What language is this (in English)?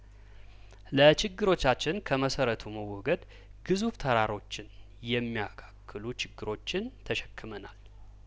Amharic